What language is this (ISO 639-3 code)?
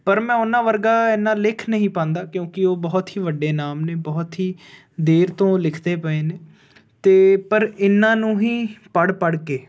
pan